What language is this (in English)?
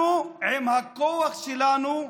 Hebrew